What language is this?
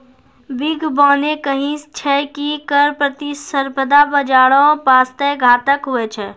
Maithili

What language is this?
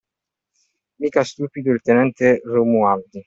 Italian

